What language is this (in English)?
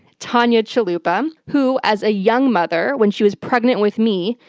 English